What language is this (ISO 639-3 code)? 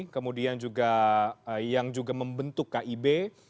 ind